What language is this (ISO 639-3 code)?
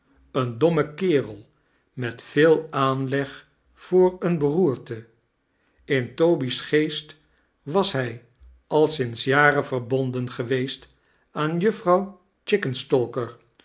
nld